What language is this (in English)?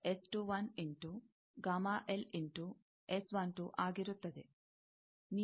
Kannada